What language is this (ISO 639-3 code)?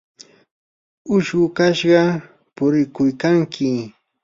qur